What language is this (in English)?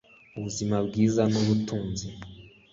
Kinyarwanda